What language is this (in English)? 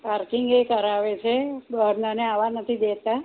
Gujarati